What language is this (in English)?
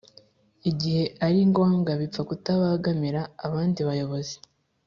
Kinyarwanda